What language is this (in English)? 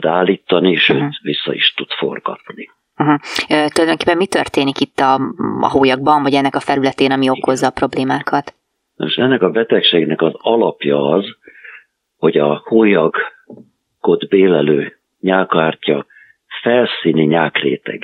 Hungarian